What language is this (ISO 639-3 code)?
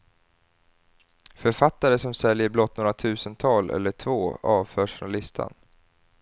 swe